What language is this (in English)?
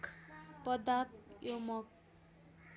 Nepali